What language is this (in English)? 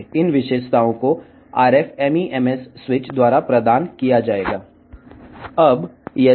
Telugu